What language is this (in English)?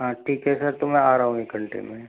Hindi